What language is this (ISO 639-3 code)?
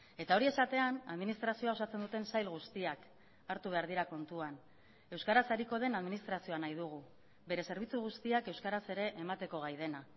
eus